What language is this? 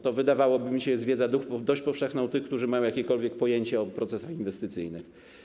Polish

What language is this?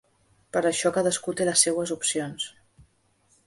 Catalan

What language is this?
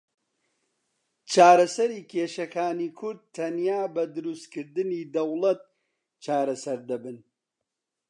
Central Kurdish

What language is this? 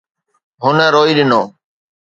Sindhi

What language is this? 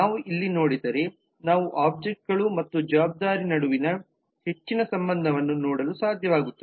Kannada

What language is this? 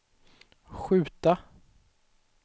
Swedish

